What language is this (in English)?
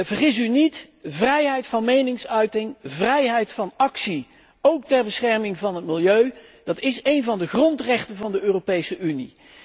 Dutch